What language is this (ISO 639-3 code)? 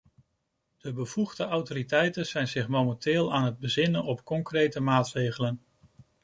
nld